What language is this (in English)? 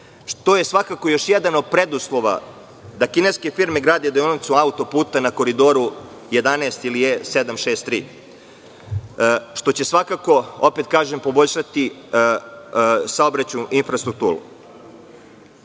Serbian